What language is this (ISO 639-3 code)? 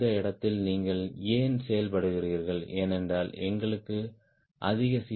tam